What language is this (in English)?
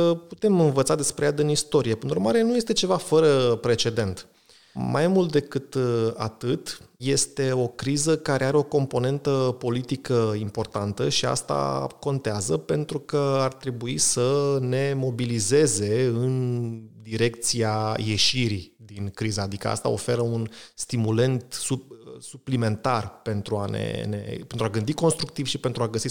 Romanian